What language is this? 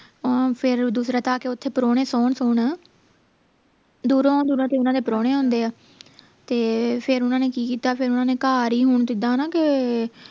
Punjabi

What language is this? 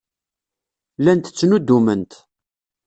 Kabyle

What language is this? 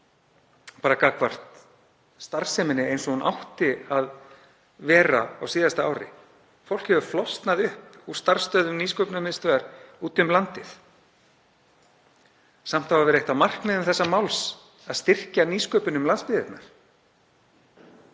Icelandic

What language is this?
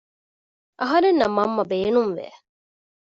Divehi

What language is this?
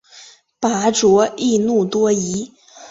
Chinese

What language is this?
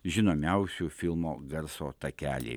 Lithuanian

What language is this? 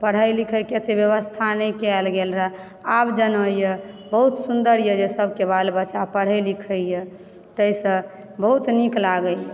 Maithili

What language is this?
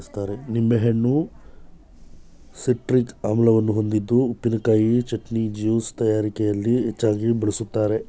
Kannada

